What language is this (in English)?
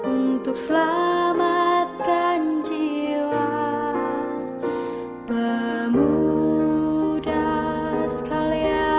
Indonesian